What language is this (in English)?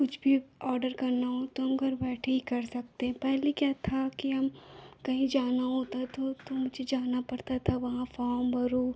Hindi